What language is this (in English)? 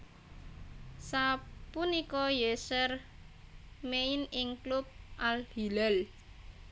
Javanese